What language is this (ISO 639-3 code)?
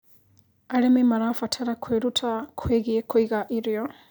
kik